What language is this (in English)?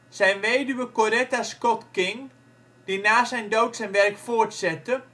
Dutch